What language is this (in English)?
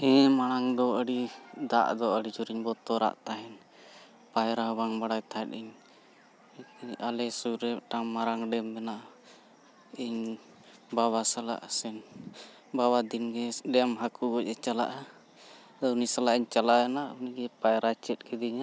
Santali